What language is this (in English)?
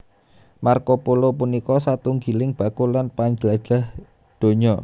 Javanese